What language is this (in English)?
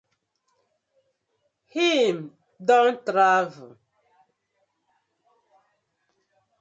Nigerian Pidgin